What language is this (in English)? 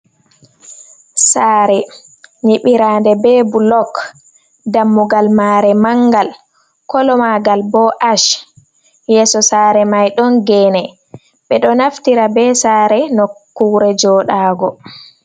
Fula